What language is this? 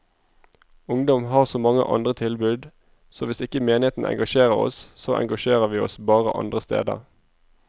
Norwegian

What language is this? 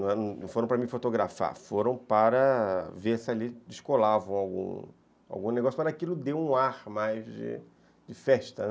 Portuguese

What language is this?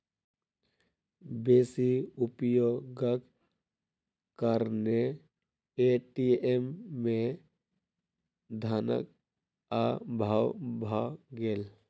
Maithili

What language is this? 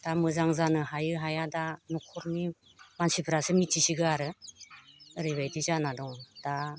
Bodo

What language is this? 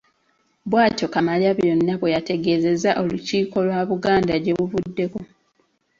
Ganda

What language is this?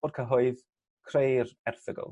Welsh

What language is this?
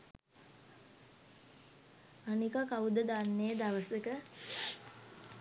Sinhala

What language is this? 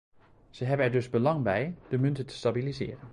Dutch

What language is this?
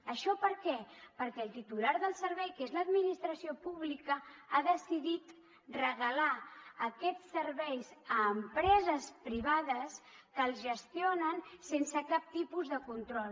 Catalan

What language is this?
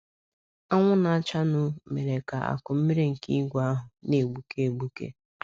Igbo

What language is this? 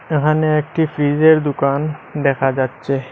Bangla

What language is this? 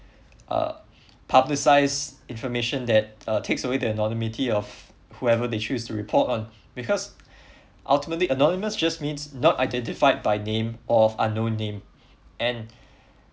English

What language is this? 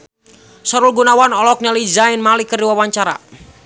Sundanese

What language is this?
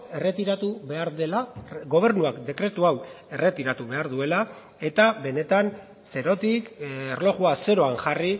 Basque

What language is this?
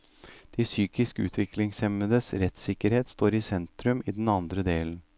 Norwegian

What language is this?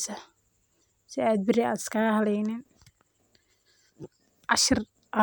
Somali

